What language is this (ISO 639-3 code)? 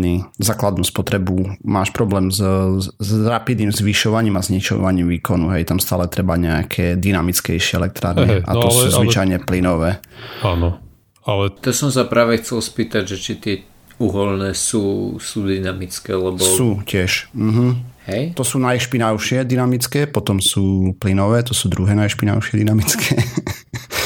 slk